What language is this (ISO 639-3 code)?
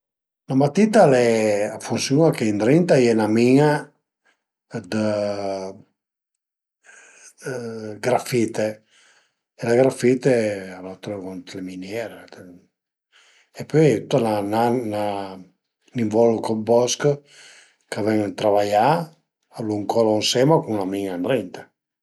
pms